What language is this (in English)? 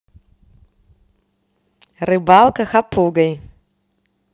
Russian